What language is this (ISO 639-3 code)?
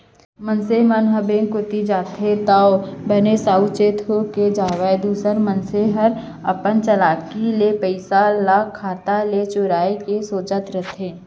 hne